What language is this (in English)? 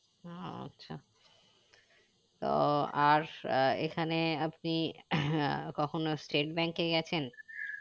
Bangla